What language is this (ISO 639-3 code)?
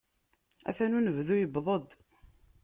kab